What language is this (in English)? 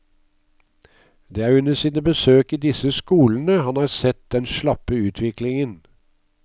Norwegian